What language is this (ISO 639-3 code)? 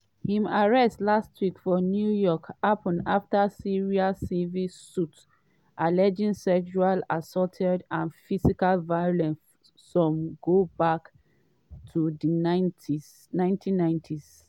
pcm